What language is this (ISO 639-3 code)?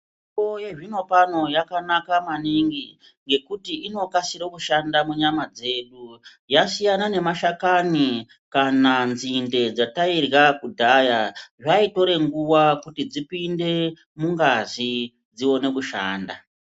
ndc